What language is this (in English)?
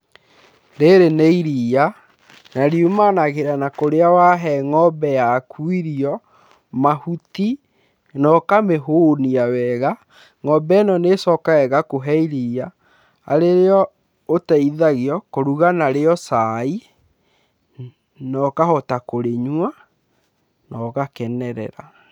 Kikuyu